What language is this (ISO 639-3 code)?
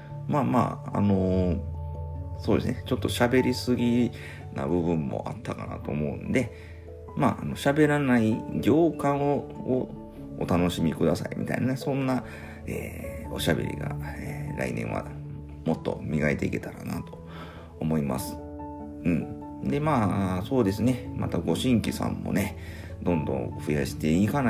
jpn